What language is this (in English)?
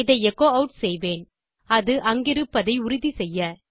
Tamil